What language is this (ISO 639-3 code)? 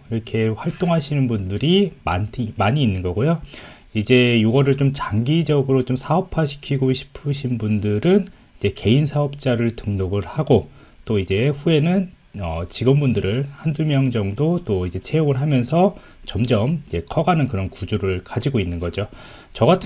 kor